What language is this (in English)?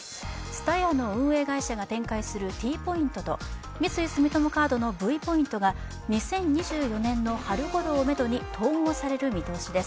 Japanese